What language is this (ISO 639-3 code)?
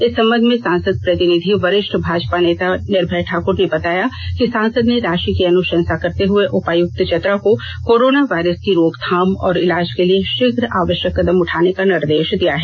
hin